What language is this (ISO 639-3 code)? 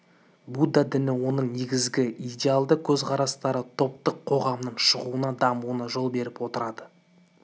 kaz